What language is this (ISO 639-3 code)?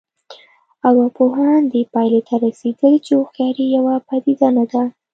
pus